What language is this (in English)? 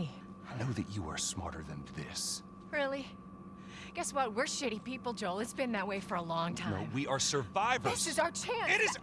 Portuguese